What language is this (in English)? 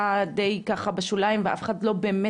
Hebrew